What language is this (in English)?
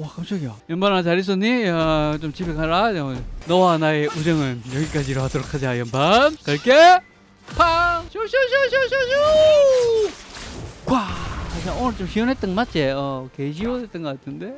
Korean